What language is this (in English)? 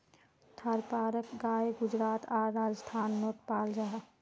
Magahi